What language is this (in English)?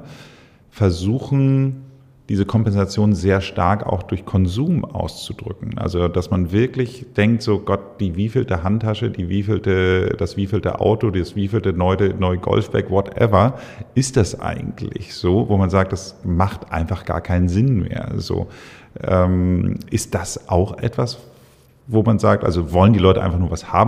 German